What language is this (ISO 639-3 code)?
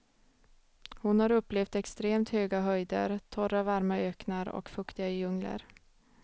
swe